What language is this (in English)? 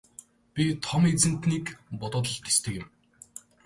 Mongolian